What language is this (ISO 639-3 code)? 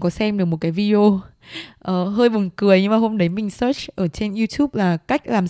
vie